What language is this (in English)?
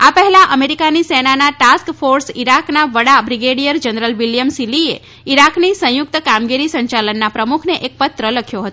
Gujarati